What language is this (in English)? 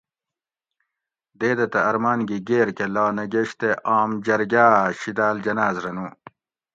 Gawri